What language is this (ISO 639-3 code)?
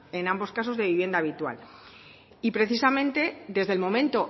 spa